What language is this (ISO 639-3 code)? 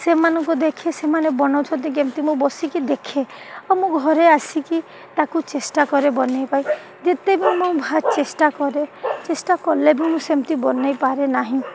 ori